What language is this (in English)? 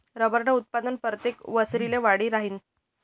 Marathi